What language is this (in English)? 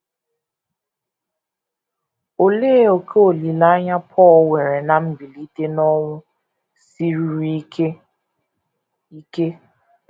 Igbo